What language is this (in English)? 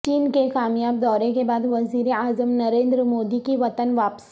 Urdu